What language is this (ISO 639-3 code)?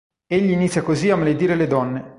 ita